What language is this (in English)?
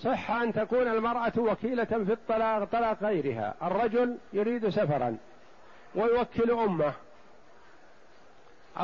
Arabic